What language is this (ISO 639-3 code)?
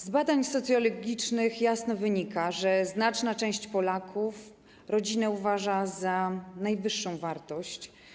pol